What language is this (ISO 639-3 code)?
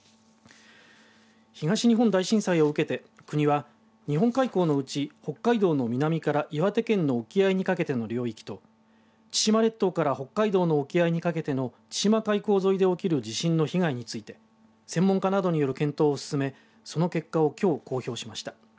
jpn